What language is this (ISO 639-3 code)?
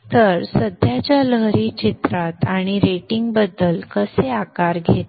mar